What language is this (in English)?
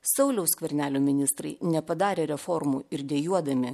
Lithuanian